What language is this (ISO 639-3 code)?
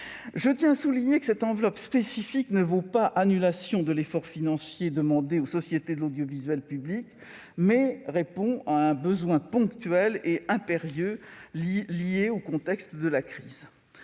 fra